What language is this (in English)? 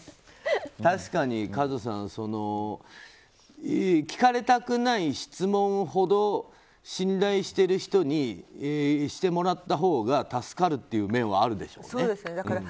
Japanese